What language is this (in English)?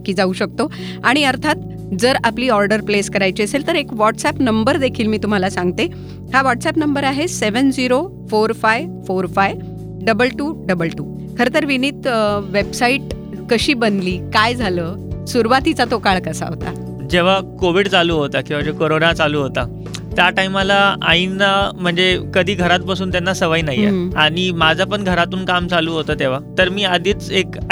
Marathi